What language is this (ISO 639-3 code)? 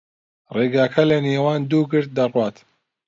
ckb